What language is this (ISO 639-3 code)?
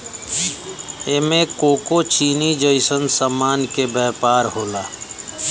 bho